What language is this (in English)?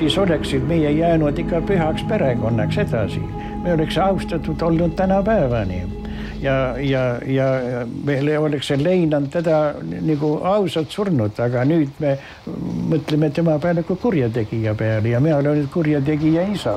Finnish